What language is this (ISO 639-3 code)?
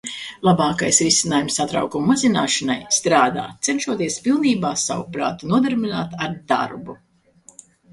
lav